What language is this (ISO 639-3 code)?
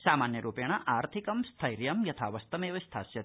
san